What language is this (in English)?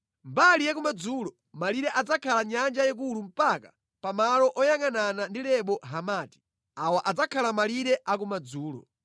Nyanja